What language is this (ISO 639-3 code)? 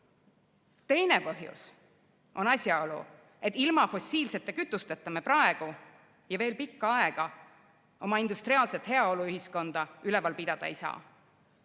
est